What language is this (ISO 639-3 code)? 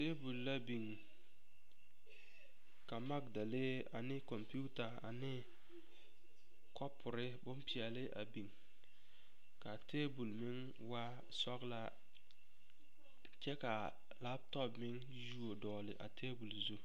dga